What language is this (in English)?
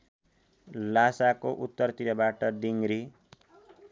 Nepali